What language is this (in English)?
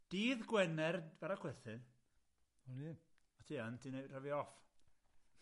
Welsh